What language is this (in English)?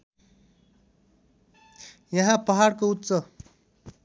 Nepali